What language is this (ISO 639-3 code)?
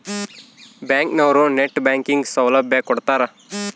kan